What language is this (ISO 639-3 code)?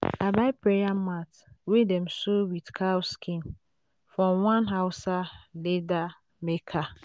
pcm